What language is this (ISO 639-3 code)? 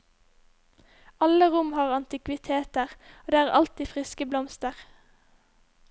nor